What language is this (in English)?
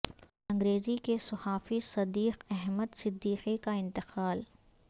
Urdu